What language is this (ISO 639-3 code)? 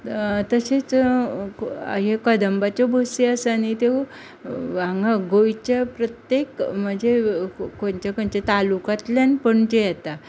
kok